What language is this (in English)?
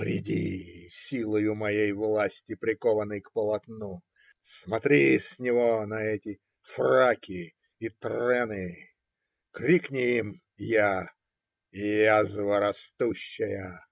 Russian